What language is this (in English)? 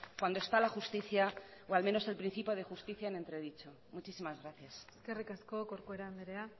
Spanish